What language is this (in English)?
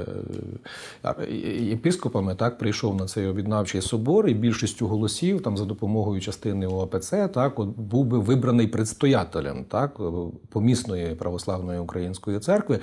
Ukrainian